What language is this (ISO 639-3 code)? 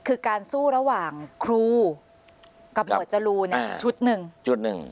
tha